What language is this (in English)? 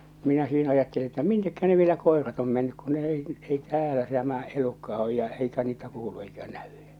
Finnish